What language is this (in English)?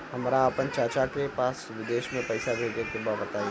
Bhojpuri